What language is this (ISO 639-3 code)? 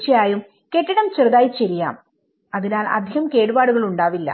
mal